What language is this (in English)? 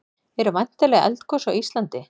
Icelandic